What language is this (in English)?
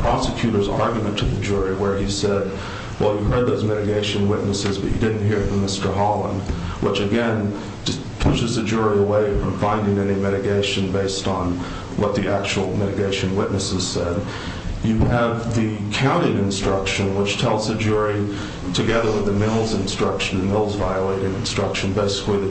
English